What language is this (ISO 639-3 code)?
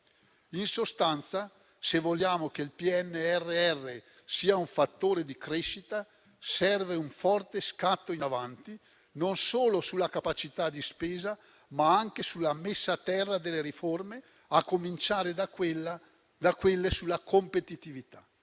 ita